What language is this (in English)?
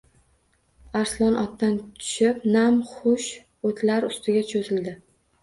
Uzbek